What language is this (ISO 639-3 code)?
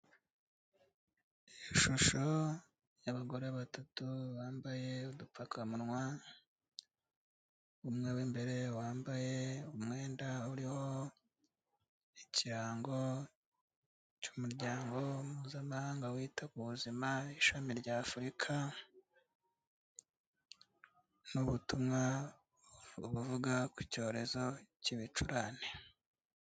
kin